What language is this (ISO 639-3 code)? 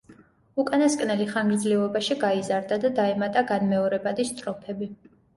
kat